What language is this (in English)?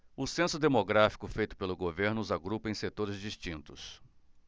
Portuguese